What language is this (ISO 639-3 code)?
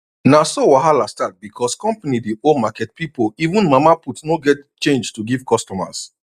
pcm